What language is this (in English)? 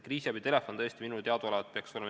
Estonian